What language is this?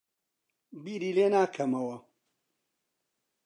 Central Kurdish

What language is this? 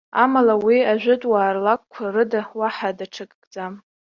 Abkhazian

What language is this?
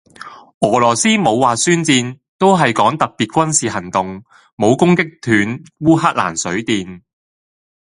Cantonese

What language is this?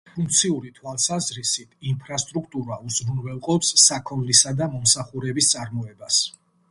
Georgian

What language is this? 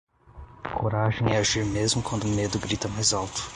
Portuguese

